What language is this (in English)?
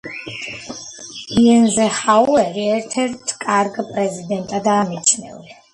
Georgian